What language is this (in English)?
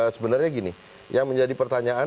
Indonesian